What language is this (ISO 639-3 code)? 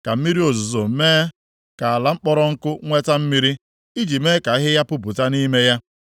ibo